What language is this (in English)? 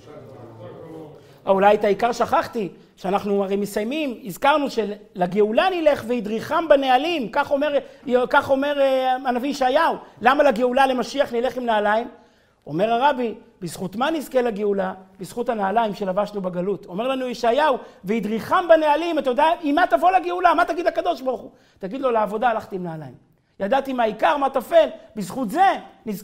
Hebrew